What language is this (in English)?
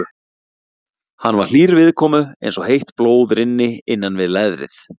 Icelandic